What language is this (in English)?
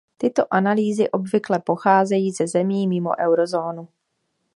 Czech